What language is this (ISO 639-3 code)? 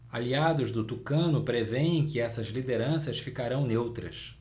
por